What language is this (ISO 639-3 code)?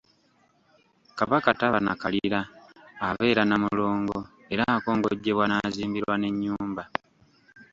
lug